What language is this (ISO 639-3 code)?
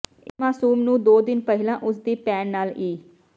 pan